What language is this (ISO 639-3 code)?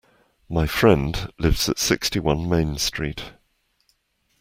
eng